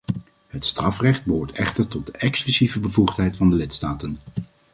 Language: Dutch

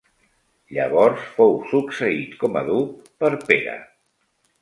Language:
Catalan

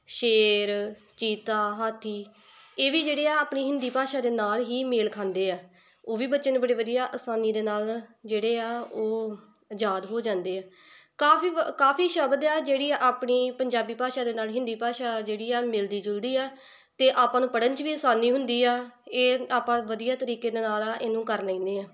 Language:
Punjabi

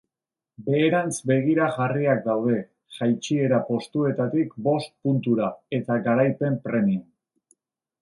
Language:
Basque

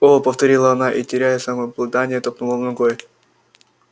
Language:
Russian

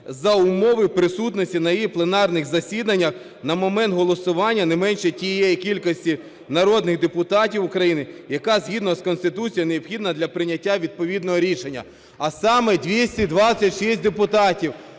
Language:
Ukrainian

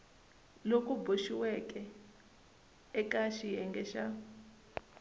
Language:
Tsonga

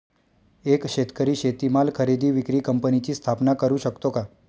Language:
Marathi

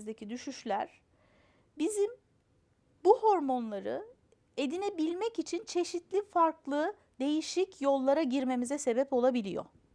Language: Turkish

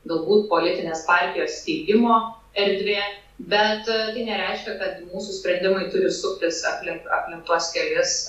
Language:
Lithuanian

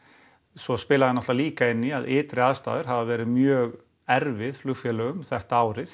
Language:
Icelandic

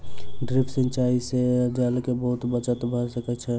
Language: Maithili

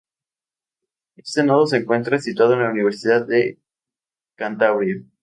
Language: Spanish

